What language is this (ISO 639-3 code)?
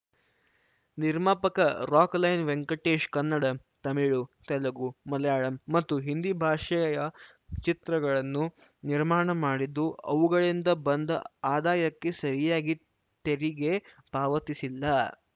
kan